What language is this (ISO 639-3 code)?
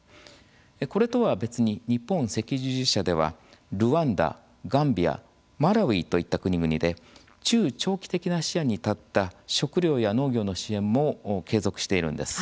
jpn